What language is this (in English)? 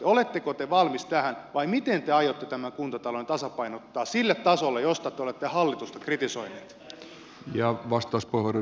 Finnish